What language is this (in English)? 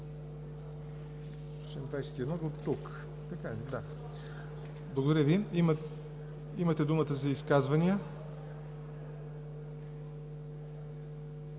Bulgarian